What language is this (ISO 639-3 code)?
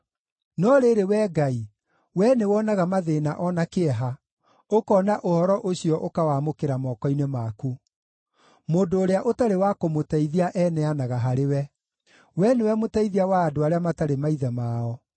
kik